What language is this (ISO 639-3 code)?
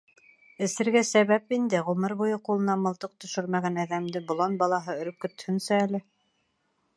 bak